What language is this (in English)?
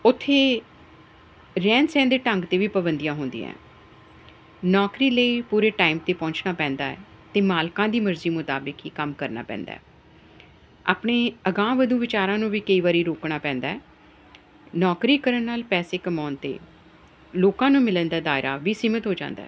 Punjabi